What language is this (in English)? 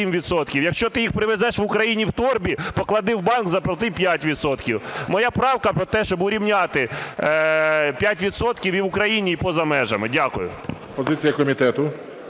Ukrainian